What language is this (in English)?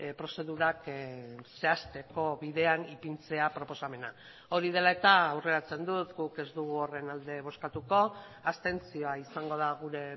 Basque